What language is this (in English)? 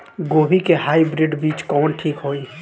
Bhojpuri